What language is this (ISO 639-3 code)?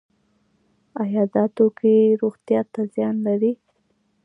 pus